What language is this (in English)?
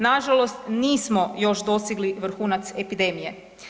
Croatian